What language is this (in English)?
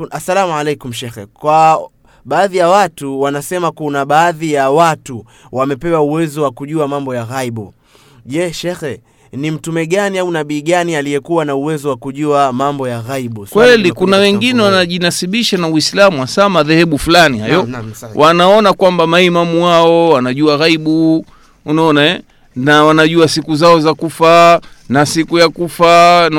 Swahili